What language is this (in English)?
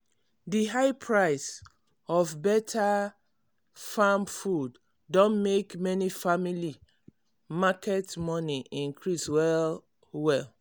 Nigerian Pidgin